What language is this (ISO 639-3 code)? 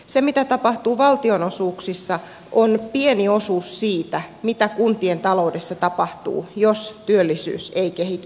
fin